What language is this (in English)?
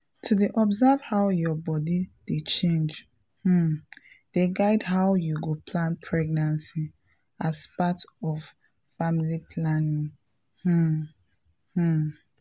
Nigerian Pidgin